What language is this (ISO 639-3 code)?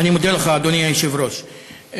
heb